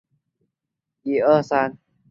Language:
Chinese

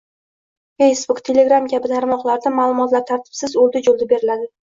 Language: Uzbek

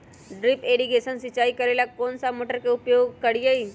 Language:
Magahi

